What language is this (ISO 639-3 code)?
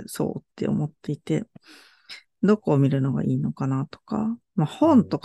jpn